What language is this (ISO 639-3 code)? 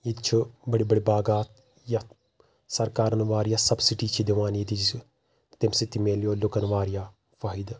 kas